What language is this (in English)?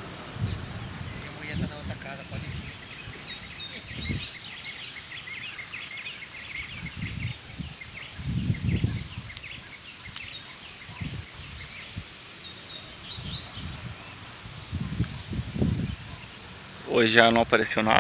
Portuguese